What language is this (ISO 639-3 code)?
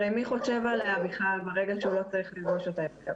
heb